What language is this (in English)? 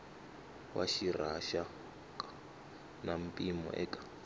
Tsonga